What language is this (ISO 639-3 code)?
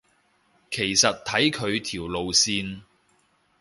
yue